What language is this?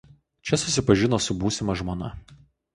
Lithuanian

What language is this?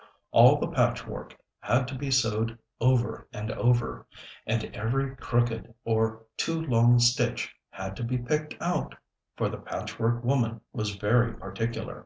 English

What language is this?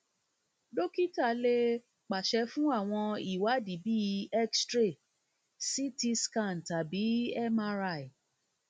Yoruba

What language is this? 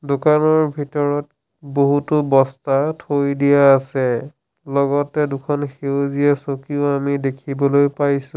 Assamese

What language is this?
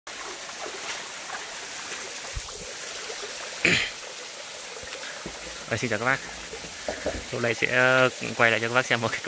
Vietnamese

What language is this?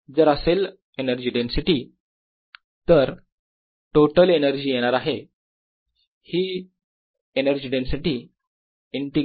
Marathi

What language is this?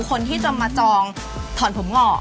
Thai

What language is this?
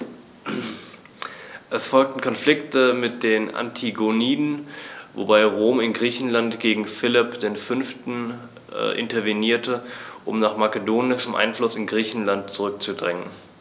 German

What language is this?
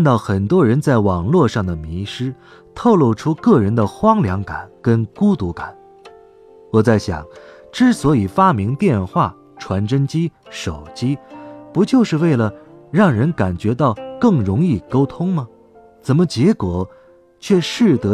Chinese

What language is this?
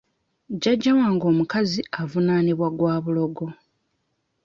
Ganda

